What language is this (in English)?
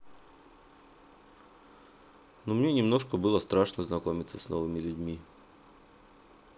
Russian